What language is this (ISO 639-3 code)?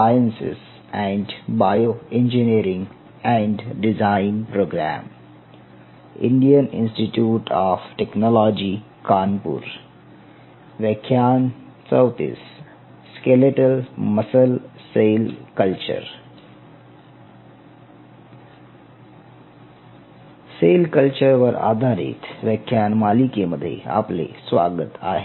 mar